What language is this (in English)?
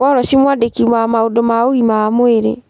Kikuyu